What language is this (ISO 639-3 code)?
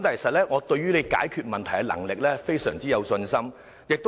yue